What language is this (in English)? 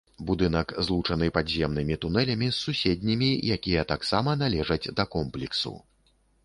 Belarusian